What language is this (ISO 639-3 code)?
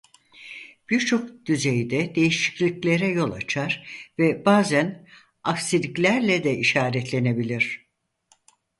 tur